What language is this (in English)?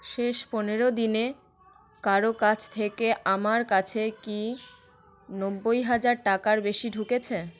Bangla